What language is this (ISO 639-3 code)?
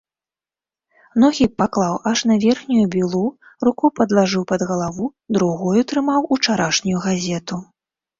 bel